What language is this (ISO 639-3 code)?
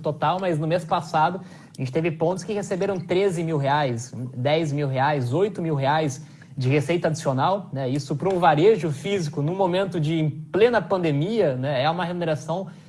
por